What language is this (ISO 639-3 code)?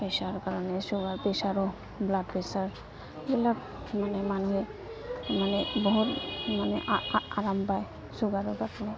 asm